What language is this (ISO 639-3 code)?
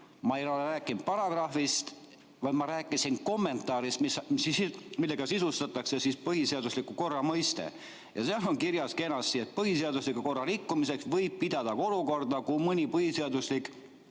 est